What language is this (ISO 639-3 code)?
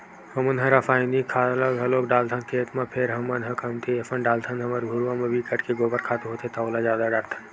hne